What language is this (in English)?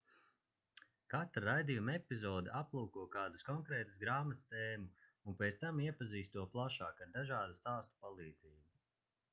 Latvian